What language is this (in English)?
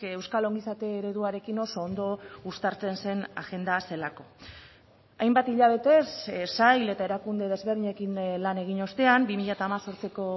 Basque